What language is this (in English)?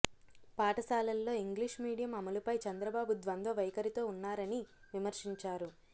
Telugu